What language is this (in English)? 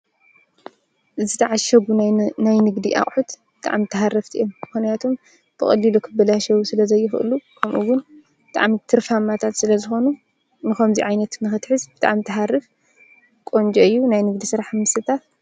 Tigrinya